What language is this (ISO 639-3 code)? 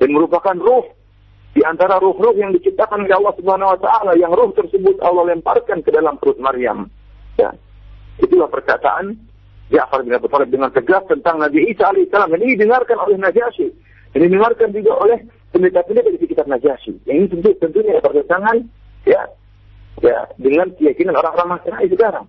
msa